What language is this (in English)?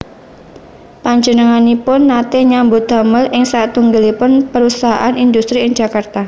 Javanese